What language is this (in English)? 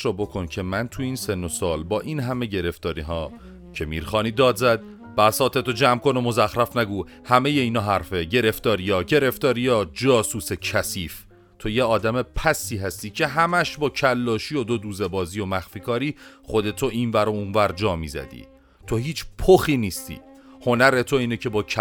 Persian